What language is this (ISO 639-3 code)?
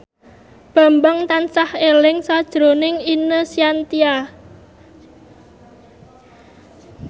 jav